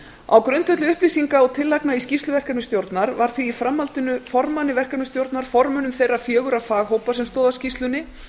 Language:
Icelandic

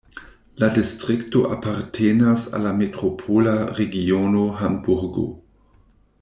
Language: Esperanto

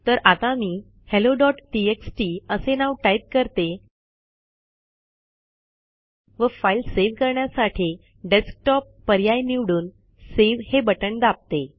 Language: Marathi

